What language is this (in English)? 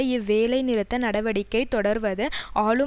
Tamil